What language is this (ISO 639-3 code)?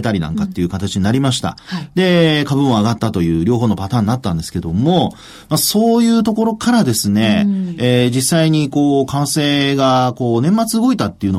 jpn